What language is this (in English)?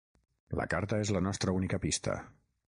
Catalan